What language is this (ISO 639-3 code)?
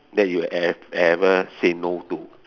eng